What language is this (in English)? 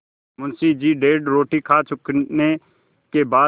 Hindi